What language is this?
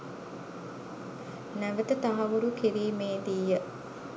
Sinhala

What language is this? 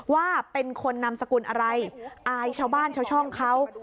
Thai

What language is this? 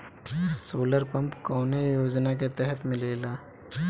Bhojpuri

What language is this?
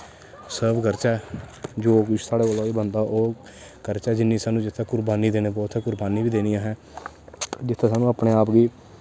Dogri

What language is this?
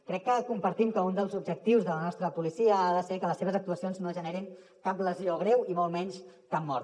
Catalan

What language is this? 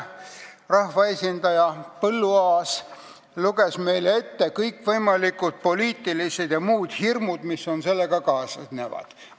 Estonian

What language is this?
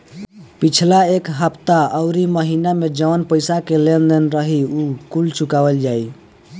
Bhojpuri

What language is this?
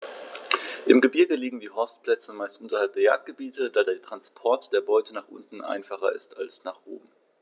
German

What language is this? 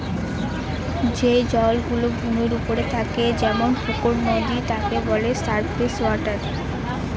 Bangla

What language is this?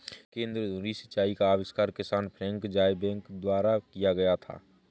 Hindi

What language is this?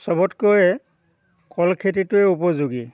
Assamese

